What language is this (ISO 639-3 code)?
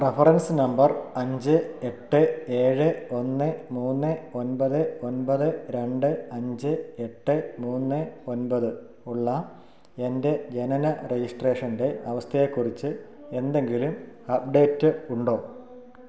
mal